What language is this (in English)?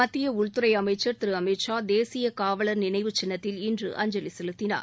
Tamil